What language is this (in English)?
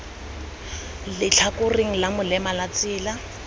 Tswana